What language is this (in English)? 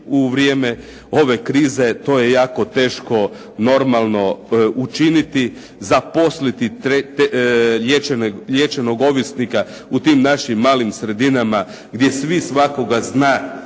Croatian